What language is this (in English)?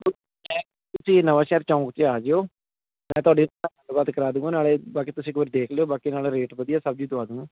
Punjabi